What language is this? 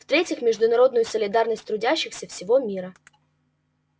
Russian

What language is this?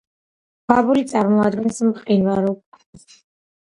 Georgian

